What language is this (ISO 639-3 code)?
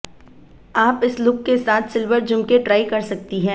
hin